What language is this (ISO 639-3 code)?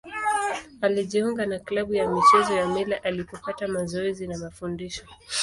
swa